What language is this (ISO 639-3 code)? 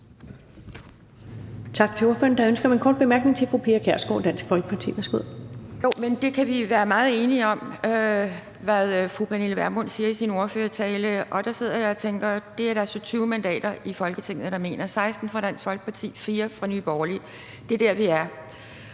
dan